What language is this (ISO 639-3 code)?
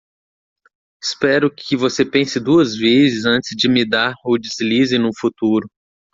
por